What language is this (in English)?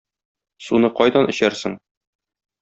Tatar